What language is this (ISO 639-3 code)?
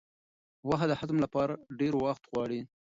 pus